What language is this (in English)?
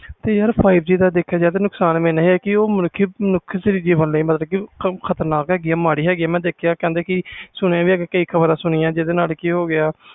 Punjabi